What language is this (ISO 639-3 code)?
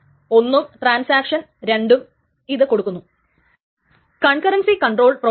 mal